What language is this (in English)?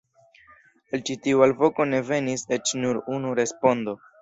Esperanto